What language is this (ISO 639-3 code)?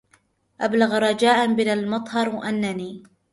ara